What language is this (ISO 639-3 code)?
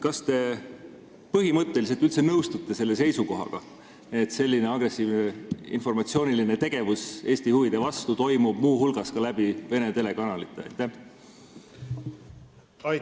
est